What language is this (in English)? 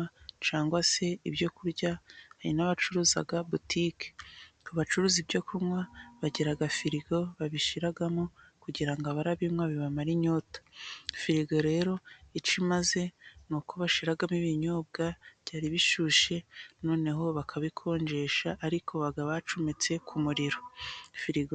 Kinyarwanda